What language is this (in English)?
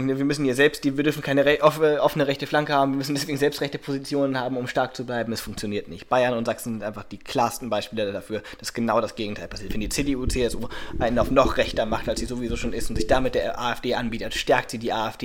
German